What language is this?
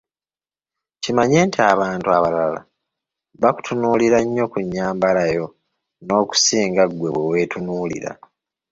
Ganda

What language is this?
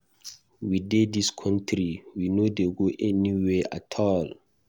Nigerian Pidgin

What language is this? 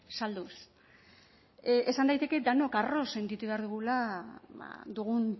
Basque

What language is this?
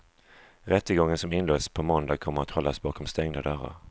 Swedish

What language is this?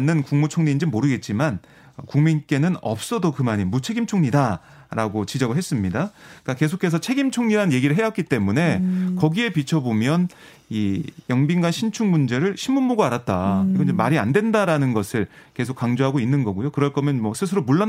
Korean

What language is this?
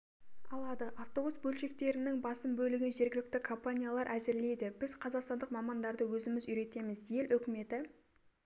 Kazakh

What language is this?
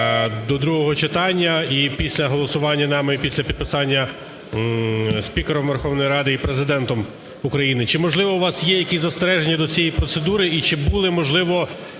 Ukrainian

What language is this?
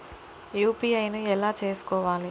Telugu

